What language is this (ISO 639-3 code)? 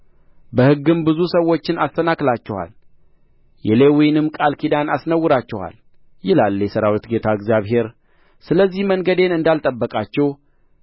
amh